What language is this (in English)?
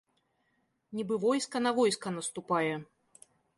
Belarusian